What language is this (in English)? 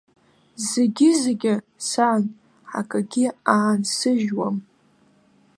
Abkhazian